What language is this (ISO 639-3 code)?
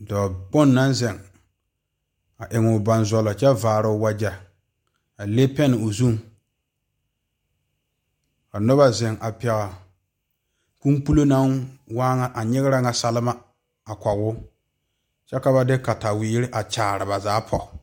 dga